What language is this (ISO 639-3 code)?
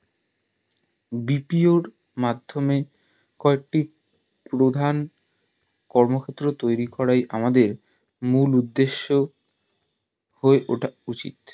ben